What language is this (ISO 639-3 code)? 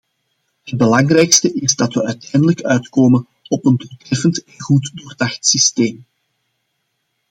nld